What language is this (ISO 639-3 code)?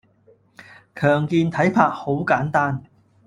yue